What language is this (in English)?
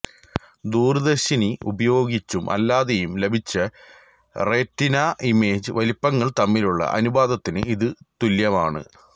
Malayalam